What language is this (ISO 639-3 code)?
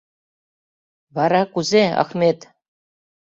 chm